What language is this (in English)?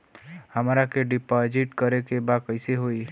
Bhojpuri